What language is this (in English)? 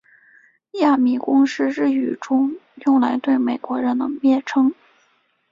Chinese